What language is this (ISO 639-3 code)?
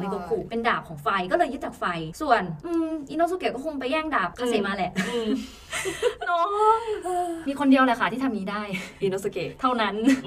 tha